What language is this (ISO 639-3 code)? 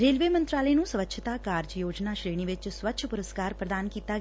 pan